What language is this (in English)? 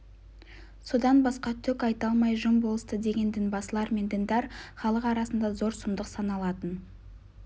Kazakh